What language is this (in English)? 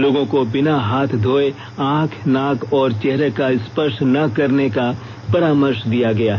Hindi